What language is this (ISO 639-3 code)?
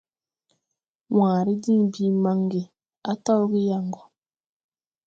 tui